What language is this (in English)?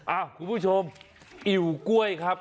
Thai